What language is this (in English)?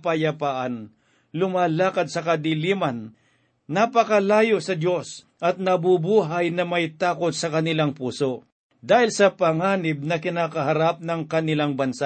Filipino